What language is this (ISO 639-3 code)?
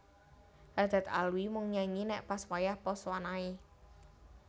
jav